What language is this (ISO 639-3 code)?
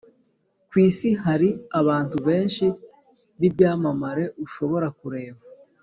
kin